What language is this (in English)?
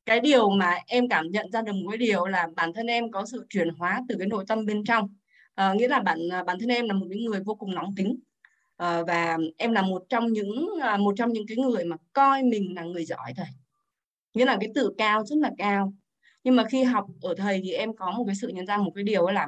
Vietnamese